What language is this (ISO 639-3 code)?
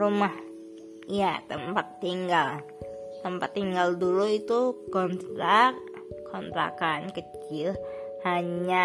ind